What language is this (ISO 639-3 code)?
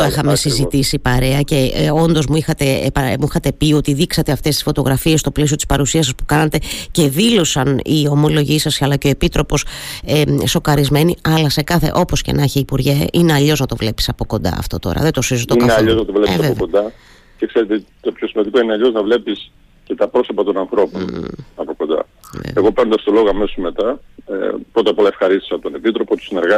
ell